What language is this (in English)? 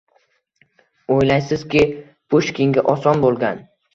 Uzbek